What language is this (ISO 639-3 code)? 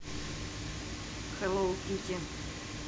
rus